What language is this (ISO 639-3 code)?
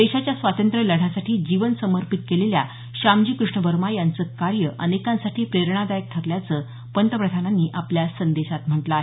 mar